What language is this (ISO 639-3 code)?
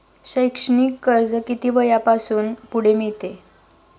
mar